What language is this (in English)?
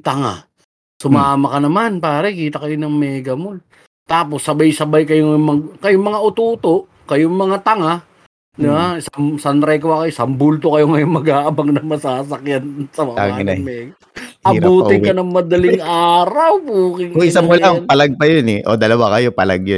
Filipino